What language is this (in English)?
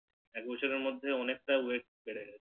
Bangla